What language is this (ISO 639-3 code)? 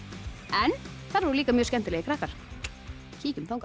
isl